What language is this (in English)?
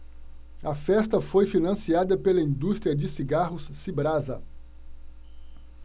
Portuguese